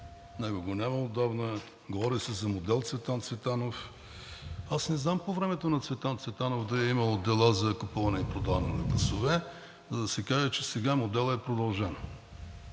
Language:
Bulgarian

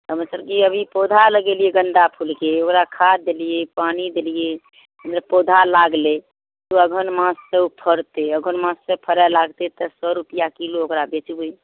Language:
Maithili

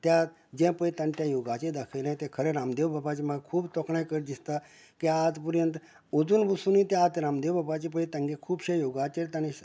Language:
Konkani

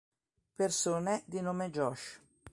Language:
Italian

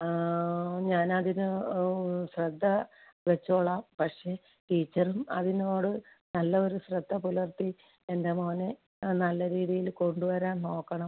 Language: Malayalam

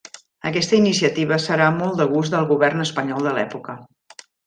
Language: Catalan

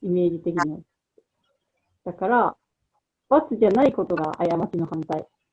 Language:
Japanese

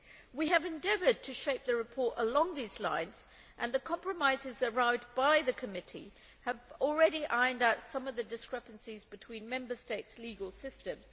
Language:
English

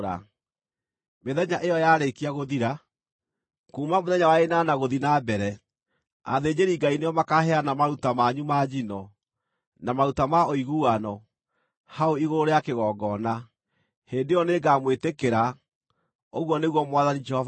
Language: Kikuyu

